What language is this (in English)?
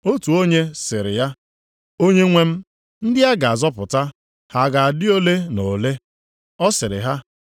Igbo